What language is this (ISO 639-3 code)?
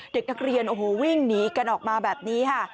tha